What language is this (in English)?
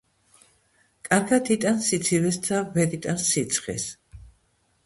Georgian